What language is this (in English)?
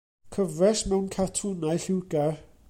Welsh